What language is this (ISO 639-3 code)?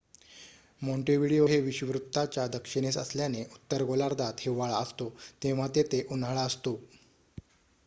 mar